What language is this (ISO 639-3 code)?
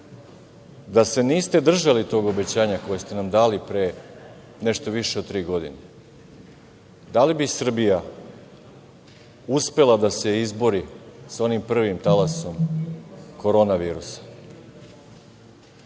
srp